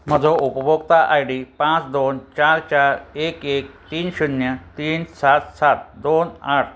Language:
Konkani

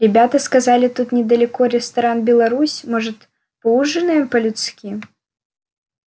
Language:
Russian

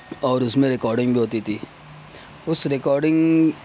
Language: Urdu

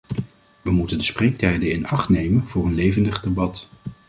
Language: Dutch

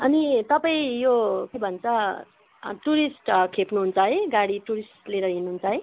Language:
Nepali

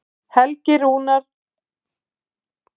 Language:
Icelandic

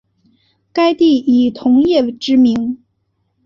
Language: Chinese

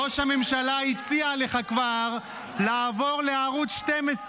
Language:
Hebrew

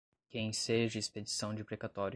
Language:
Portuguese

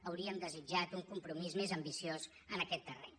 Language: Catalan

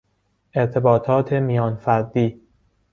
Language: Persian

